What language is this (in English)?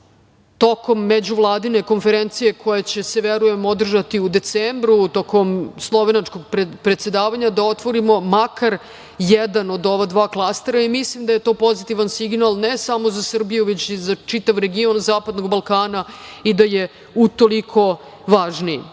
Serbian